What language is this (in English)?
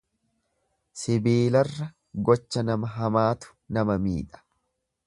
Oromo